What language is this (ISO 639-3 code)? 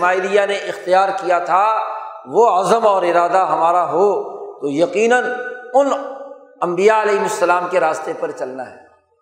urd